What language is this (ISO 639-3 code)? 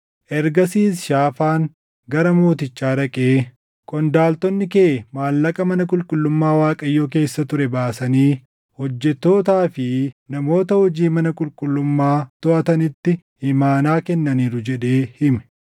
orm